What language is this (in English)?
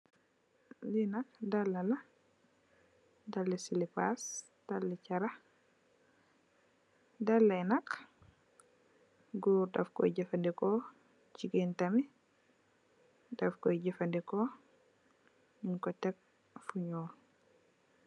Wolof